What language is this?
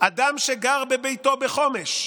Hebrew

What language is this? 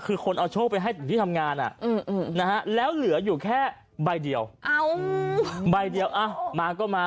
Thai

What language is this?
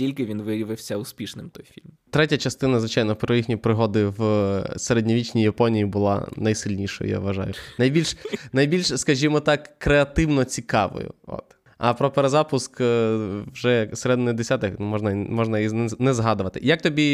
Ukrainian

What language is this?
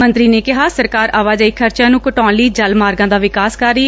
Punjabi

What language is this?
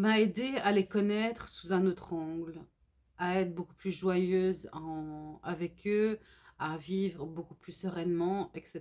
French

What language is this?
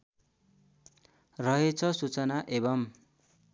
Nepali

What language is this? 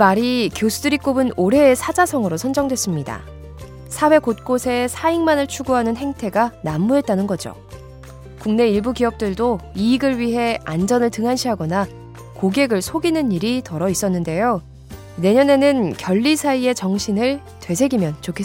Korean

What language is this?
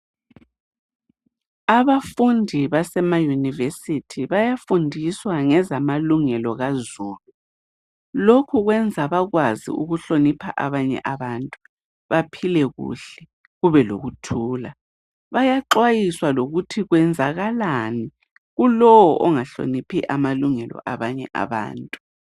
North Ndebele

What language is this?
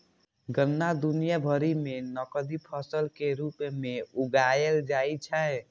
Maithili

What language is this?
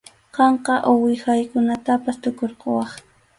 Arequipa-La Unión Quechua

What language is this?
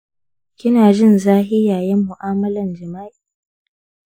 Hausa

